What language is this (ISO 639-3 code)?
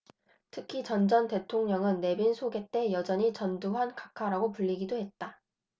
kor